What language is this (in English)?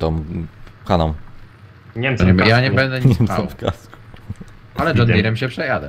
Polish